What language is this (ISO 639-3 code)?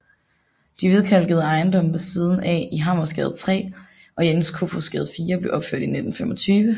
dan